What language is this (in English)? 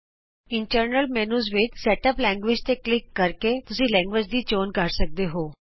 Punjabi